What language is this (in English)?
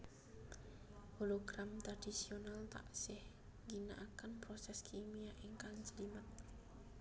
Javanese